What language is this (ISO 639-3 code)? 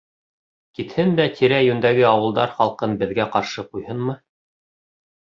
bak